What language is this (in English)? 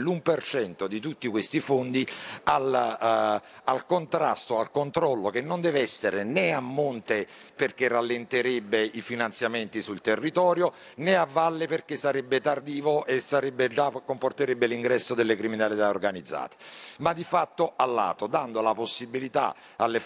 Italian